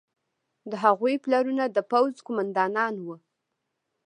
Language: Pashto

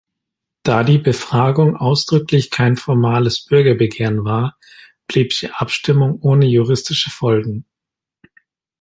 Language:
German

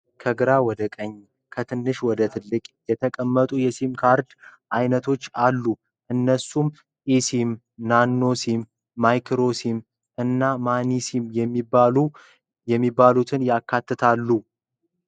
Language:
Amharic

